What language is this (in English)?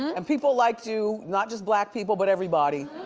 English